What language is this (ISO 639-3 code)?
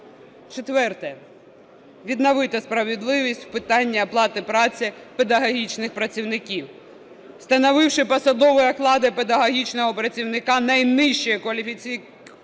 ukr